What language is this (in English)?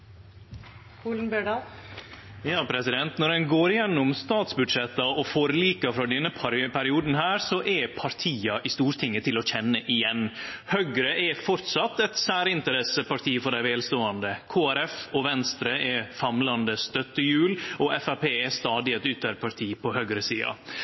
Norwegian Nynorsk